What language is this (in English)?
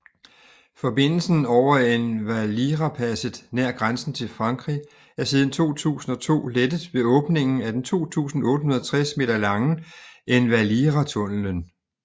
Danish